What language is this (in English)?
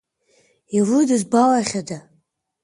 Abkhazian